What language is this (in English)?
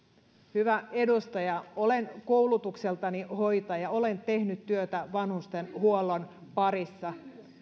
Finnish